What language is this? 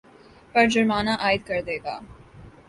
Urdu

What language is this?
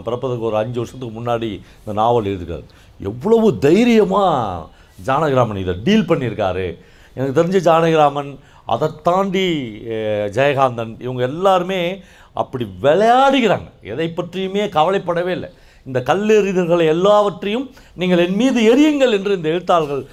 Korean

